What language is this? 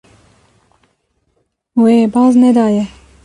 Kurdish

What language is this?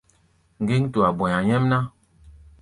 Gbaya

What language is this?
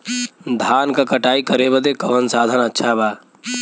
Bhojpuri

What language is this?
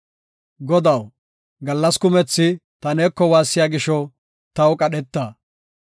Gofa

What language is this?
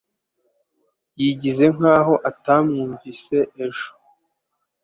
Kinyarwanda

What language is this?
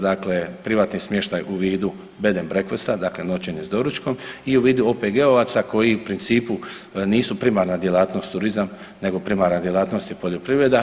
Croatian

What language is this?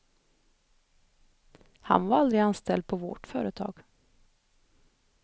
Swedish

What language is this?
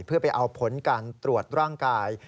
Thai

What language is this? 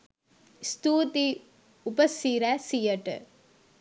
Sinhala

